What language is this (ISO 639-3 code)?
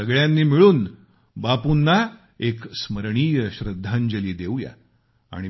mar